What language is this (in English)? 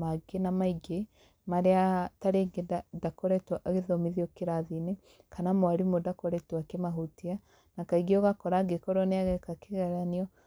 Kikuyu